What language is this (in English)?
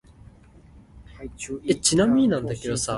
Min Nan Chinese